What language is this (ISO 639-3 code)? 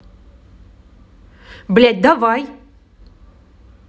rus